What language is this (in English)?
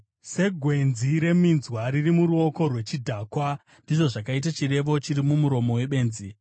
Shona